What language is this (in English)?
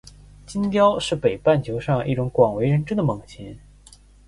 Chinese